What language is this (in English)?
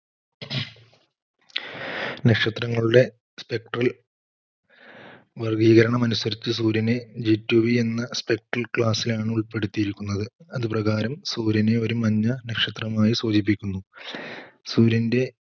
Malayalam